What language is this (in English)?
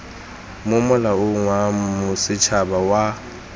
Tswana